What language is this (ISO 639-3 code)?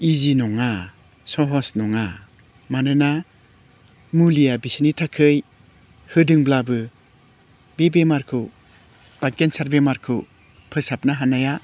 brx